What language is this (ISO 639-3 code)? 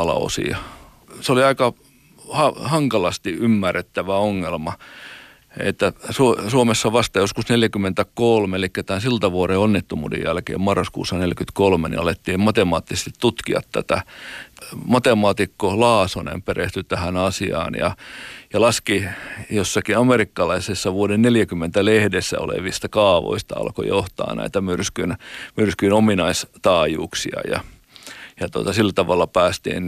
fin